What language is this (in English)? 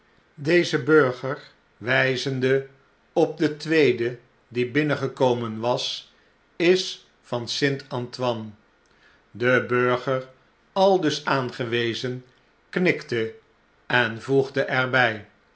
Dutch